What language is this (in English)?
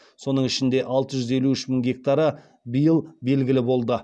Kazakh